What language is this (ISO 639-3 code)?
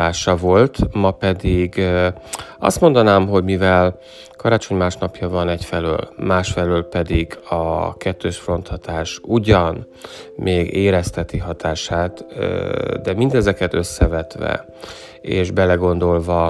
hun